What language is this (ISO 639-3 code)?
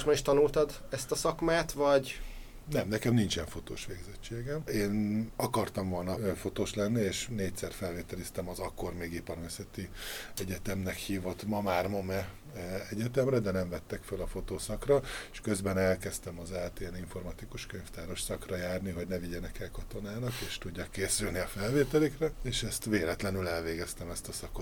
hun